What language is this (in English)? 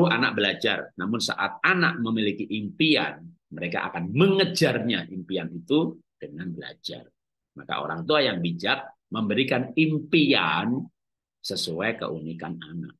Indonesian